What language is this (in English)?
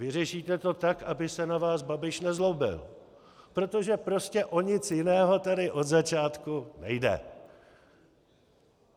Czech